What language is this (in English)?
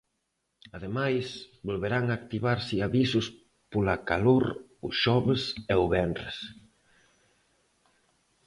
Galician